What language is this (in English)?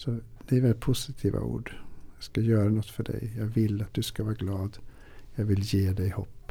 Swedish